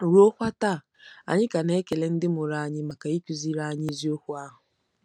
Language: Igbo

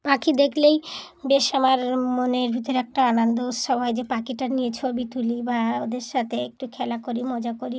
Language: Bangla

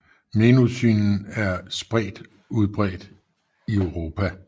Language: Danish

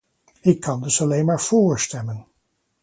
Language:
Dutch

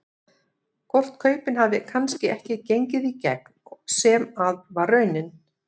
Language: Icelandic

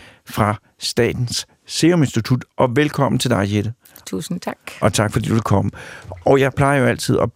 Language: Danish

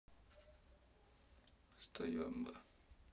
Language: Russian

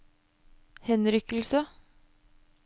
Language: Norwegian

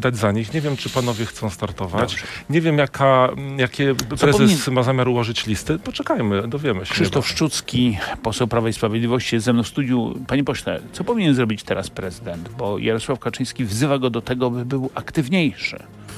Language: Polish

